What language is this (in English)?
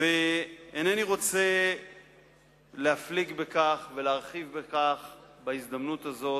Hebrew